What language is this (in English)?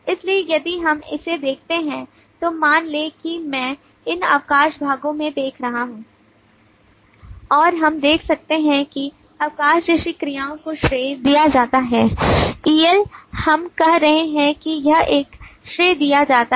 Hindi